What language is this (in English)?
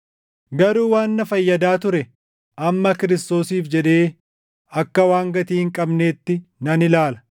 Oromo